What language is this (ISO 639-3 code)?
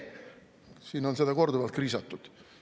est